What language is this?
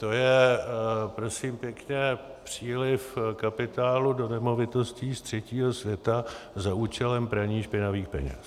Czech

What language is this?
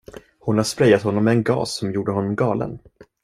Swedish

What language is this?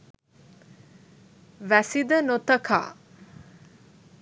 Sinhala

